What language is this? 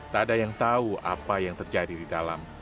Indonesian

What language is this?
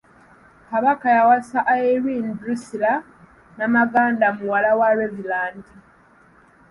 Ganda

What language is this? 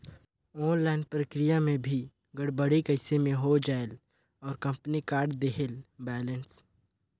Chhattisgarhi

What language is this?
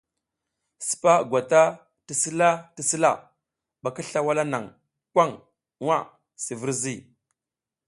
South Giziga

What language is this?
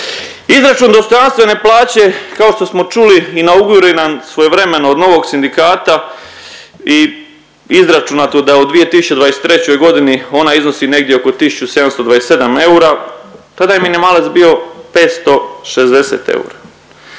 Croatian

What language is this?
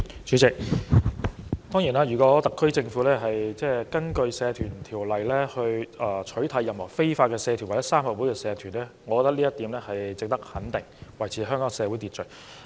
Cantonese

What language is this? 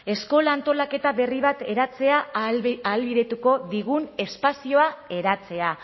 Basque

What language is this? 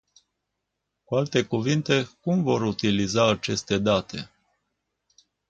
Romanian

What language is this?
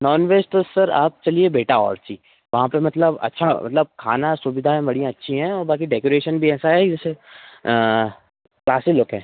Hindi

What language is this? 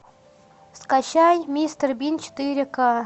Russian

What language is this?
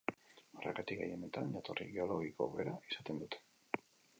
Basque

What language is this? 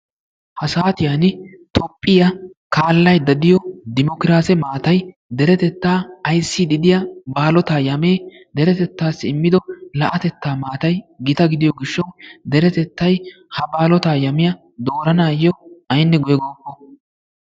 Wolaytta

